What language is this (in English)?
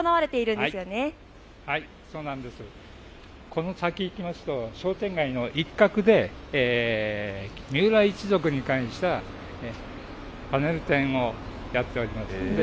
Japanese